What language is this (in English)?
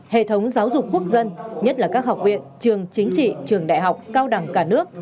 Vietnamese